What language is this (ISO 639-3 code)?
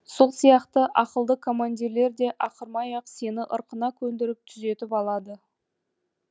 kaz